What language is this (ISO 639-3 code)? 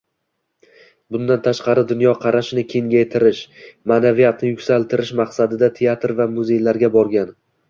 uzb